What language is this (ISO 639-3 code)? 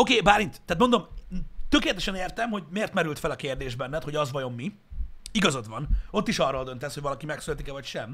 hun